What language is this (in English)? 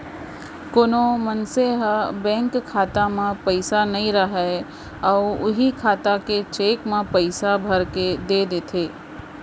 Chhattisgarhi